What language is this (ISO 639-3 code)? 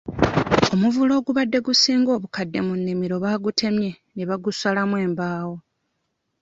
lug